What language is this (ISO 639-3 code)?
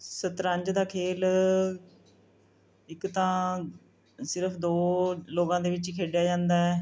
pan